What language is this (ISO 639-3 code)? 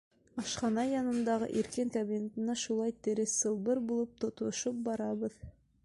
bak